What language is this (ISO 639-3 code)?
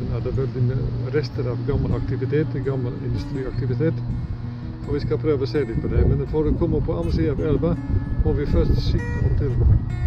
nld